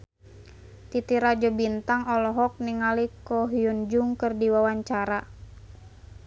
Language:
Sundanese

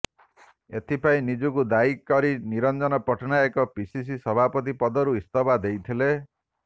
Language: Odia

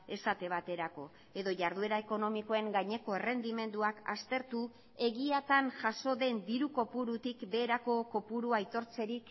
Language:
Basque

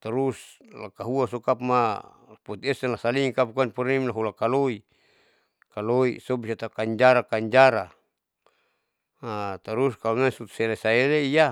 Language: Saleman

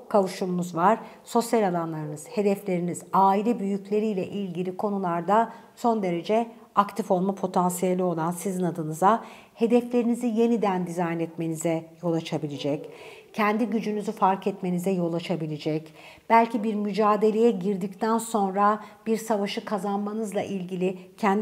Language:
Turkish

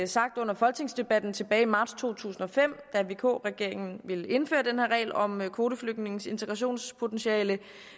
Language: Danish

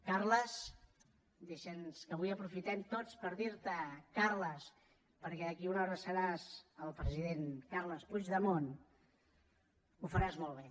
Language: Catalan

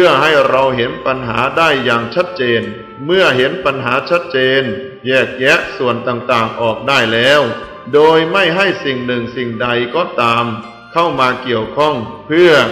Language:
Thai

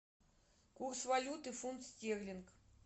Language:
Russian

